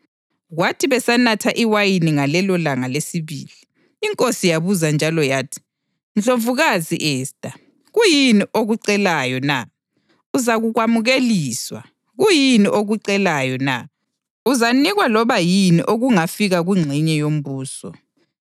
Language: North Ndebele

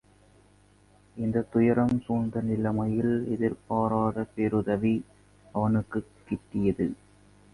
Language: Tamil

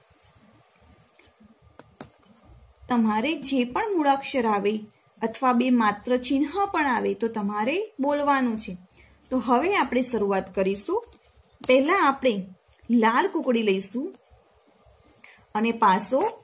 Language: Gujarati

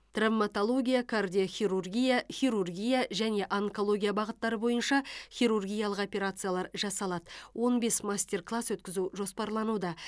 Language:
Kazakh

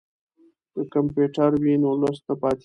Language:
Pashto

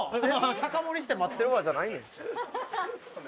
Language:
Japanese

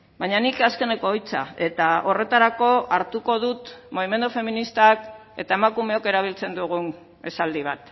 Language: Basque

